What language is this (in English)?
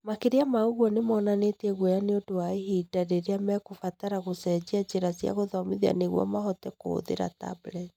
Kikuyu